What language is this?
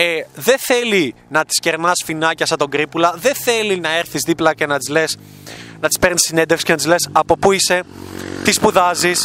Greek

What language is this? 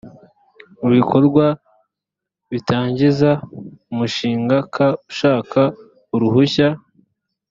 Kinyarwanda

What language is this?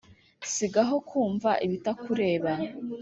Kinyarwanda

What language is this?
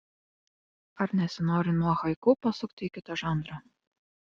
Lithuanian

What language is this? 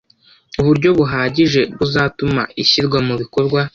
Kinyarwanda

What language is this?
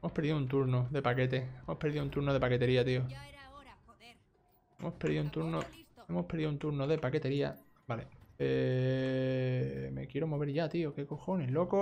Spanish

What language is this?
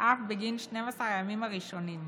Hebrew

